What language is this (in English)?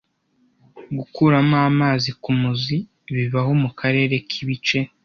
Kinyarwanda